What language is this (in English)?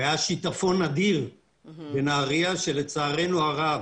Hebrew